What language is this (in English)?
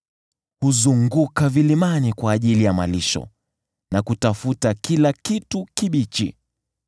Swahili